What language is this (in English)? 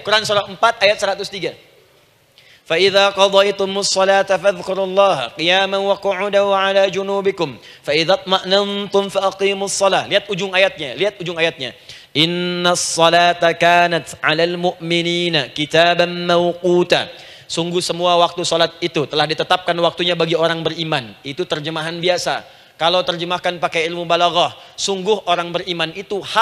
Indonesian